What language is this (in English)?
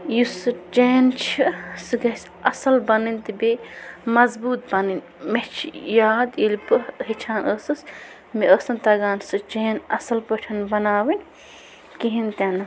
Kashmiri